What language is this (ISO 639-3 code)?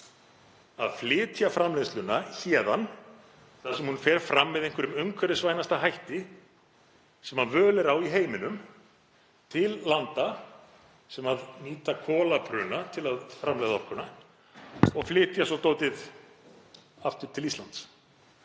isl